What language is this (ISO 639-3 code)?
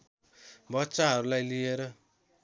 nep